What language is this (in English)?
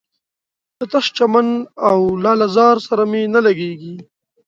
Pashto